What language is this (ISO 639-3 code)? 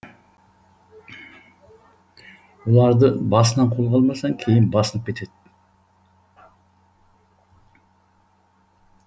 kaz